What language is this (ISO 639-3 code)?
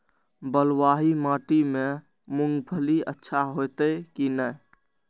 mai